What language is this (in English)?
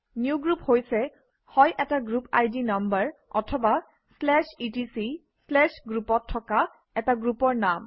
Assamese